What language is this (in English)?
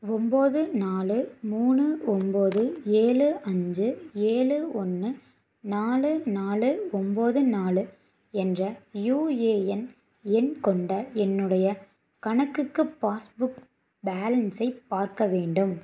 Tamil